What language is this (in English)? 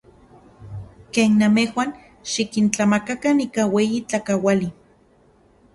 Central Puebla Nahuatl